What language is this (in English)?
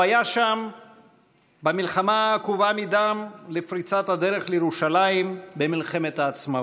Hebrew